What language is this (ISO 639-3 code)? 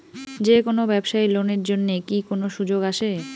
ben